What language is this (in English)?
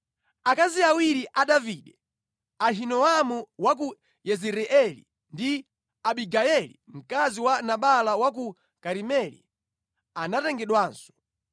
Nyanja